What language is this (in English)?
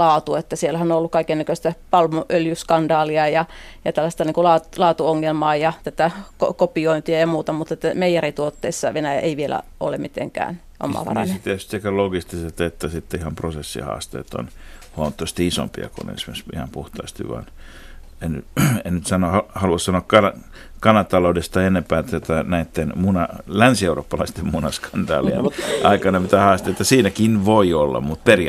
Finnish